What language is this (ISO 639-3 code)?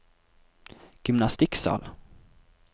nor